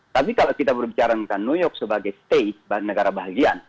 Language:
Indonesian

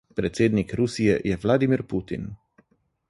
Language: Slovenian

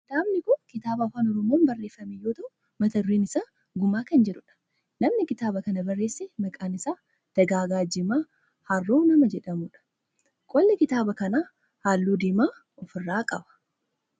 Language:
Oromo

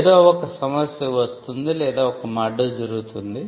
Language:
Telugu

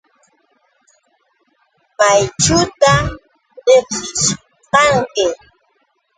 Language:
Yauyos Quechua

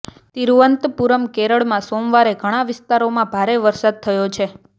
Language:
Gujarati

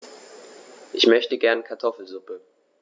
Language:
German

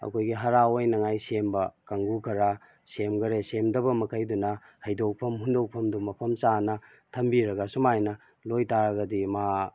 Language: Manipuri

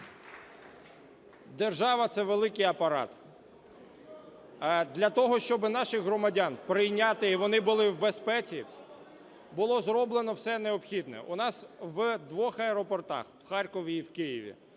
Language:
Ukrainian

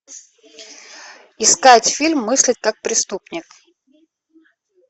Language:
Russian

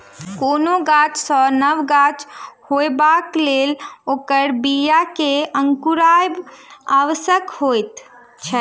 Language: Maithili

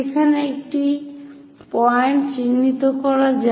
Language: Bangla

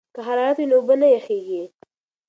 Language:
Pashto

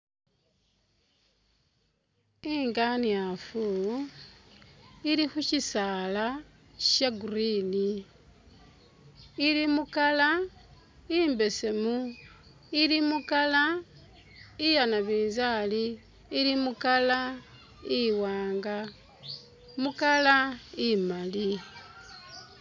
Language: Masaaba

